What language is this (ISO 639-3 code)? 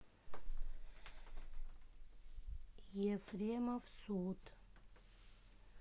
rus